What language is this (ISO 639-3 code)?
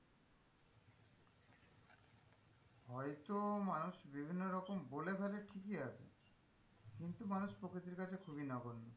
ben